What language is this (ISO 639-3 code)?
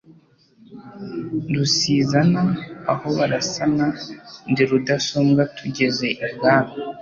kin